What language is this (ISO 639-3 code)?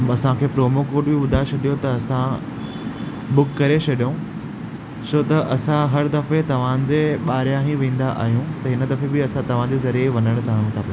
snd